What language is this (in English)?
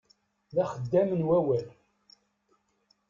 Kabyle